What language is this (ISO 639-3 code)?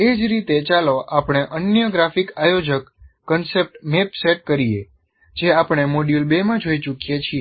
guj